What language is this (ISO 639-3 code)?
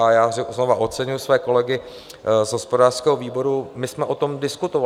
ces